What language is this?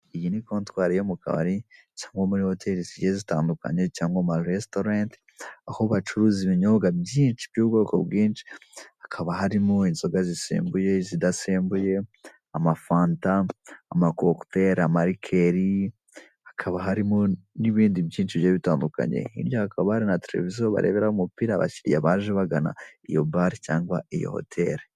Kinyarwanda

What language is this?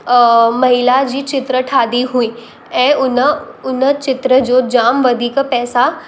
Sindhi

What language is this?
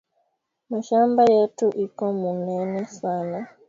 Swahili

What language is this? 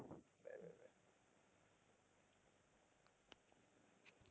Tamil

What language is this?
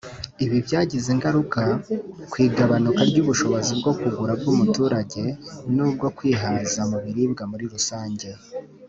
Kinyarwanda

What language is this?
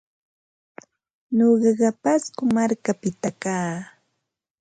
Ambo-Pasco Quechua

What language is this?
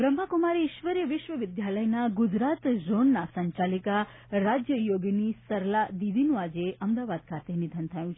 Gujarati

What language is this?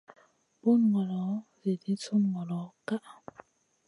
Masana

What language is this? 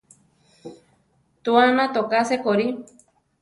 Central Tarahumara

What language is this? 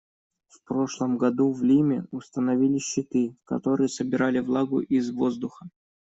Russian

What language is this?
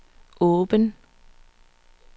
Danish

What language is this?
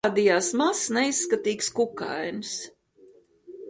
Latvian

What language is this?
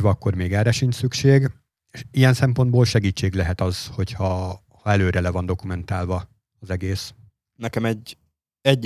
Hungarian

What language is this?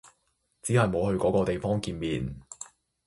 Cantonese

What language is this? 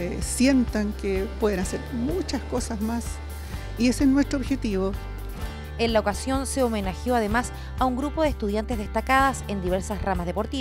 Spanish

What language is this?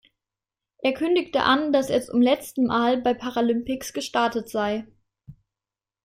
German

